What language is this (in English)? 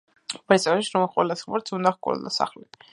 Georgian